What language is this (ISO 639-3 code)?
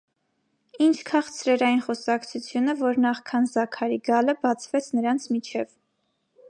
hye